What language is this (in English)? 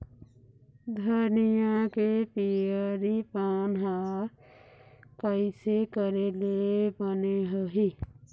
Chhattisgarhi